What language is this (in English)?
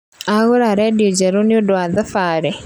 Kikuyu